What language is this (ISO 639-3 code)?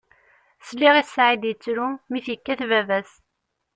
kab